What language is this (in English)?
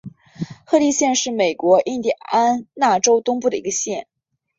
Chinese